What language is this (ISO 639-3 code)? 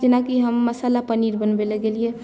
mai